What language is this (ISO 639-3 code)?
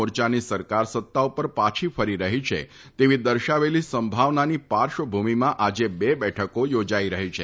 guj